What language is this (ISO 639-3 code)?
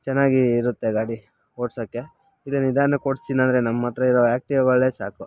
kan